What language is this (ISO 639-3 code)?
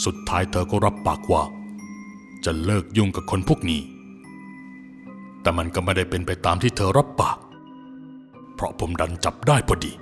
tha